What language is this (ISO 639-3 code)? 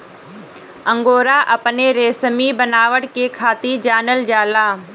bho